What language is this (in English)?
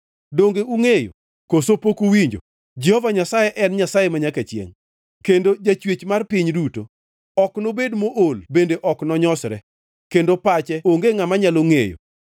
Luo (Kenya and Tanzania)